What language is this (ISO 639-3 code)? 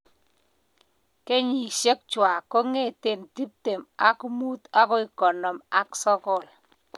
kln